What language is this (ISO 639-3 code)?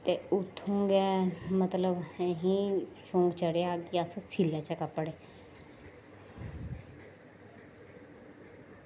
doi